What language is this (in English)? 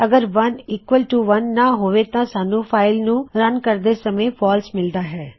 Punjabi